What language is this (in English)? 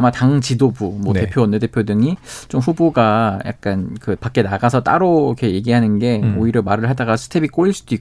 Korean